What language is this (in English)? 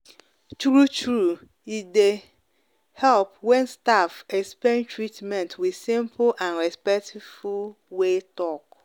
Nigerian Pidgin